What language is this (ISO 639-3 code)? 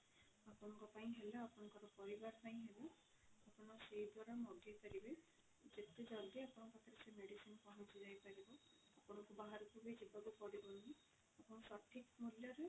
ori